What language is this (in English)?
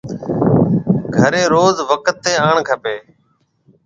Marwari (Pakistan)